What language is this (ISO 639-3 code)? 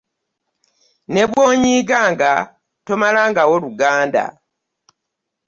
lug